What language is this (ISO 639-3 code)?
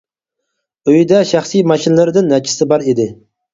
uig